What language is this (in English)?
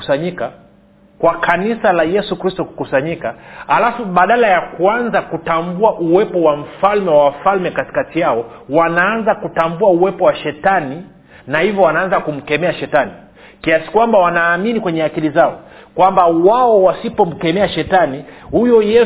Swahili